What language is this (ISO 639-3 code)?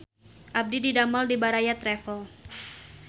sun